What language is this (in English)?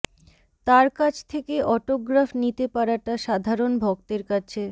Bangla